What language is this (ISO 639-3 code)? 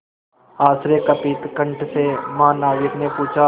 hin